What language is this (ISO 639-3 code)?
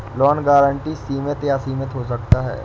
hin